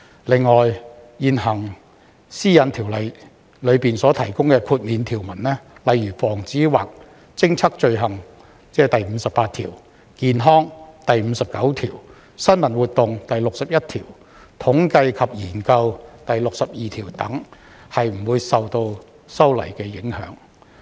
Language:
Cantonese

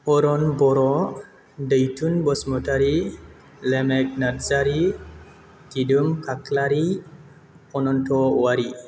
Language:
Bodo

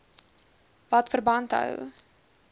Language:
Afrikaans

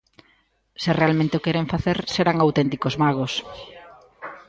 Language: Galician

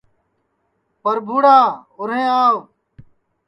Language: Sansi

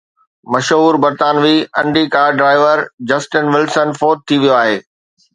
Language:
Sindhi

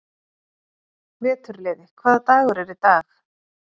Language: Icelandic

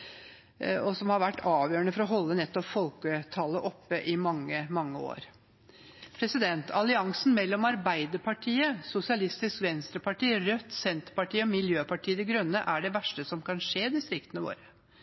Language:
Norwegian Bokmål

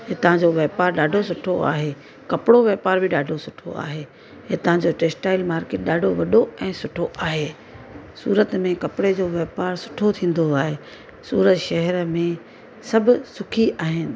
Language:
Sindhi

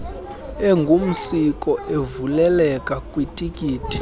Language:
Xhosa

